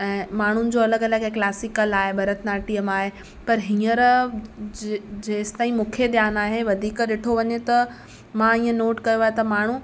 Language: Sindhi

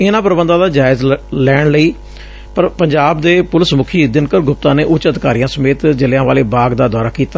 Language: Punjabi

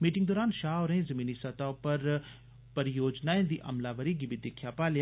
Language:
Dogri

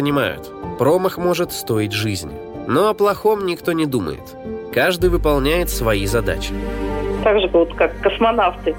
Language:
Russian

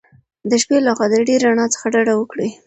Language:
Pashto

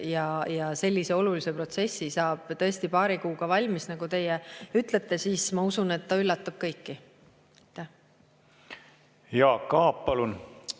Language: Estonian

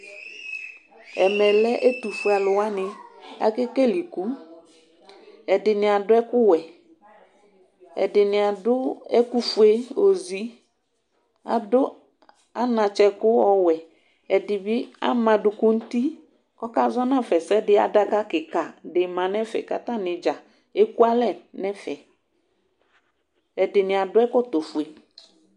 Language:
Ikposo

